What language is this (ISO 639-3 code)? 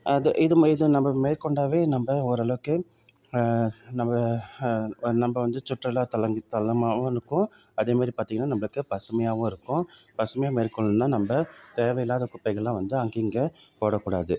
tam